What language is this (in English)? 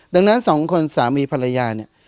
Thai